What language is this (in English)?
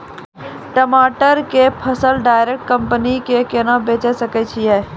Maithili